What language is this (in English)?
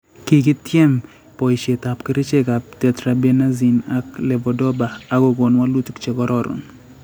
Kalenjin